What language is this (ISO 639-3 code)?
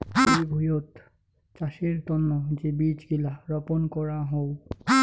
ben